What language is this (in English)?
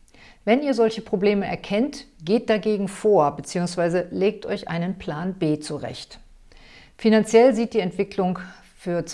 German